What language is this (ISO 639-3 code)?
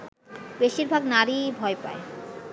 ben